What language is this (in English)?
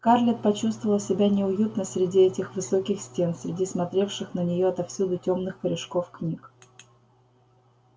Russian